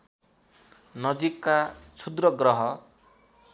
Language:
Nepali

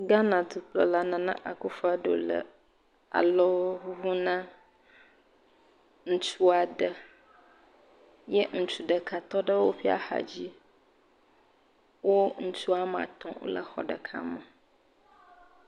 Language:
Ewe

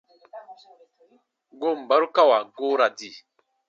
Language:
Baatonum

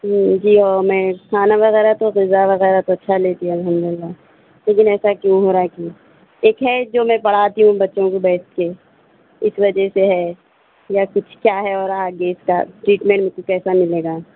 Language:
Urdu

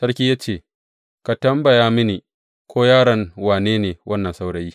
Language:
Hausa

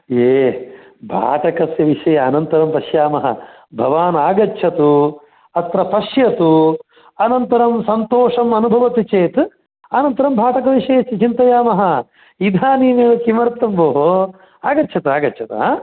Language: Sanskrit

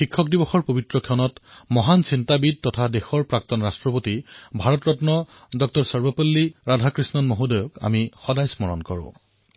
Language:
Assamese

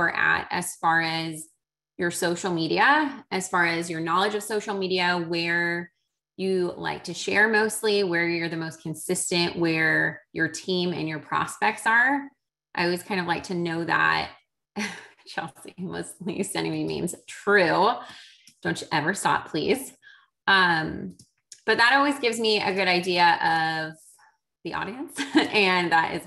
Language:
English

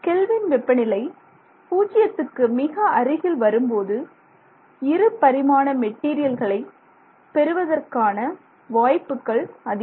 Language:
Tamil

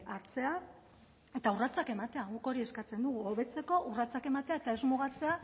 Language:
Basque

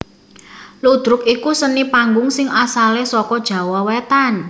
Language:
Javanese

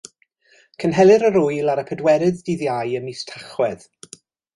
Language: Welsh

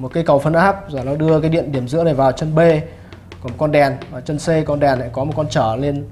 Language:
Vietnamese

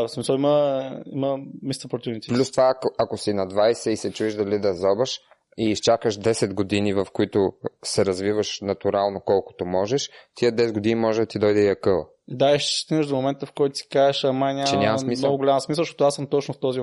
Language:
Bulgarian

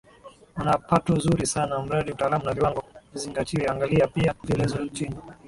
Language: Swahili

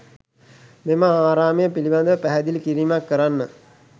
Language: Sinhala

